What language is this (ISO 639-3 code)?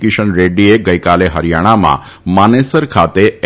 guj